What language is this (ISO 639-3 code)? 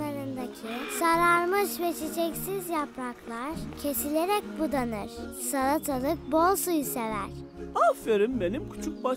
tur